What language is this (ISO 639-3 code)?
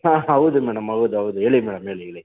kan